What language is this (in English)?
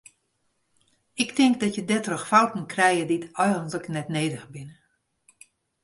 Western Frisian